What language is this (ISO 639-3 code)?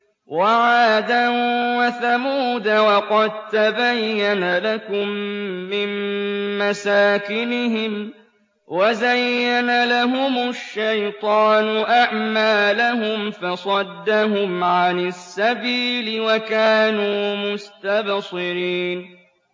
ara